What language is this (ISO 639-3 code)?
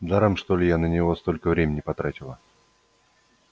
rus